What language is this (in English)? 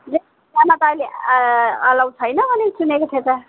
Nepali